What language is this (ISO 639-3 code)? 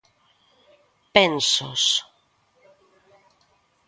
glg